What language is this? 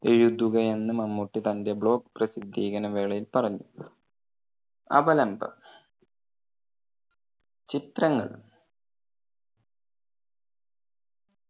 Malayalam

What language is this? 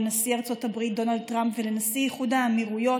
Hebrew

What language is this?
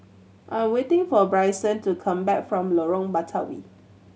English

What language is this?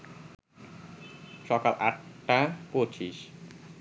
Bangla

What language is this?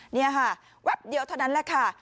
Thai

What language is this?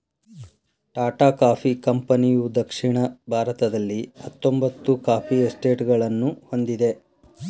Kannada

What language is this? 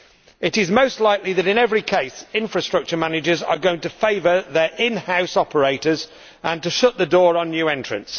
English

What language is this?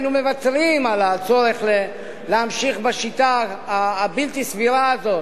Hebrew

